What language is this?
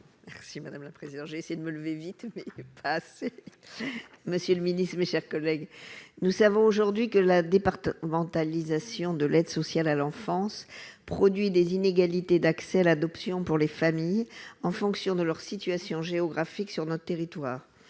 French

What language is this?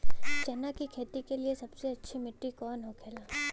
Bhojpuri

